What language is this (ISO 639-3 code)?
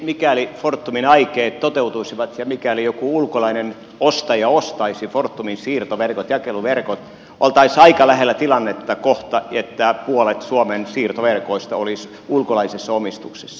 fin